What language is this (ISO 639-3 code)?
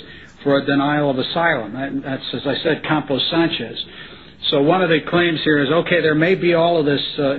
eng